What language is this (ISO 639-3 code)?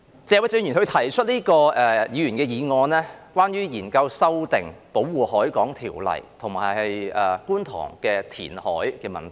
yue